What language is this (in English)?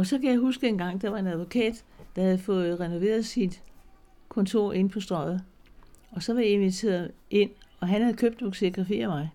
Danish